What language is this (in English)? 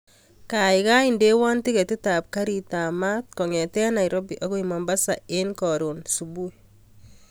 Kalenjin